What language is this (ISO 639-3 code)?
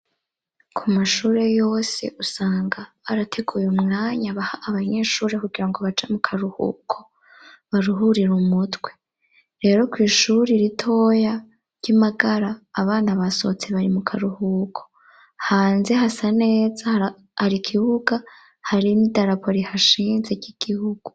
run